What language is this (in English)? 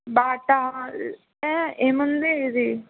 Telugu